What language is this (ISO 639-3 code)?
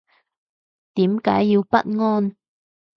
yue